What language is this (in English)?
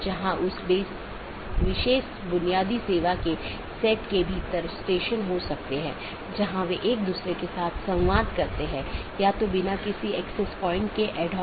Hindi